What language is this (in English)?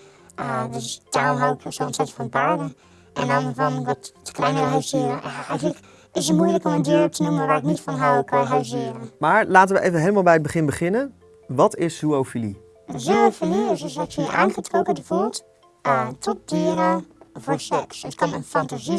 Dutch